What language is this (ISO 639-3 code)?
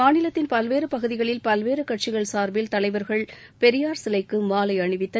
tam